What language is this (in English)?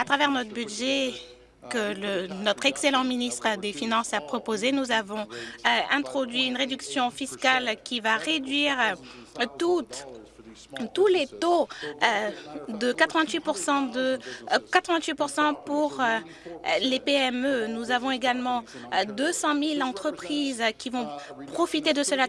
French